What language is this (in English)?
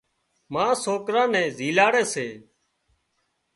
Wadiyara Koli